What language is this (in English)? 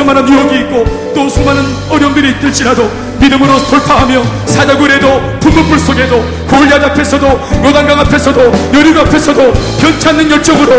Korean